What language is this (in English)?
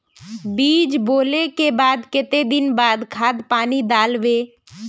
Magahi